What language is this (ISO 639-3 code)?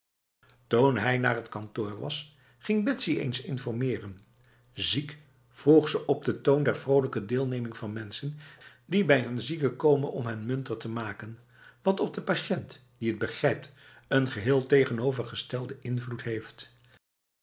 nld